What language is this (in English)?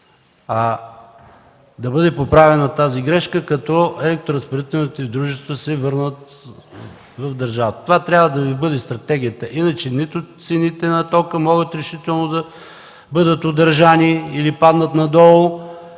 Bulgarian